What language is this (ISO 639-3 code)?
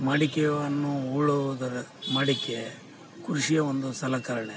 kan